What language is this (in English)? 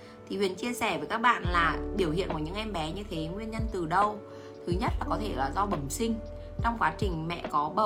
Vietnamese